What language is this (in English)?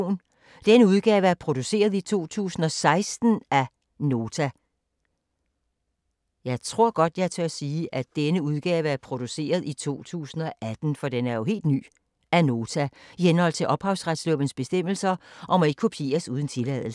Danish